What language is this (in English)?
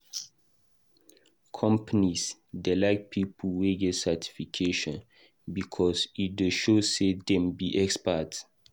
Nigerian Pidgin